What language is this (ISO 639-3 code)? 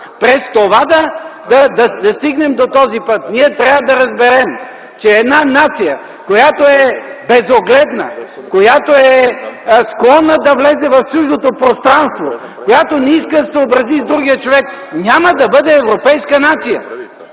bul